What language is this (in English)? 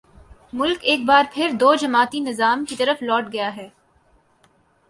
Urdu